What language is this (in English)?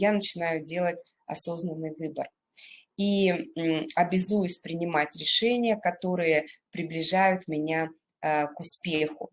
Russian